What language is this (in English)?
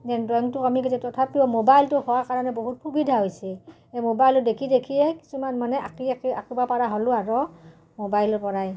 Assamese